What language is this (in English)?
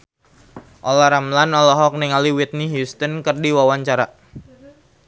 Sundanese